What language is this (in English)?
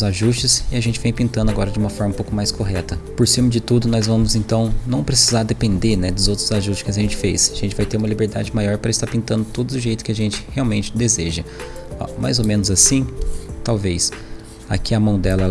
Portuguese